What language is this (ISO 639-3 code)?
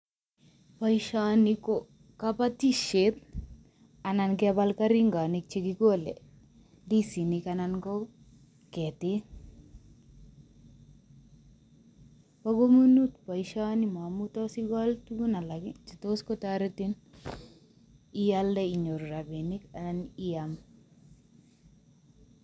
kln